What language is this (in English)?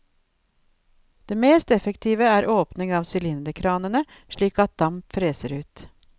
Norwegian